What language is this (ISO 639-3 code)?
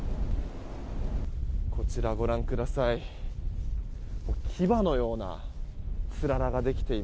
jpn